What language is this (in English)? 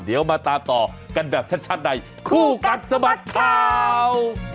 Thai